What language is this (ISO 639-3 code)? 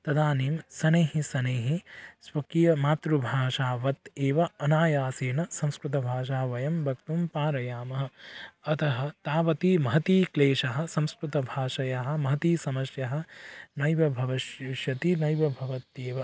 san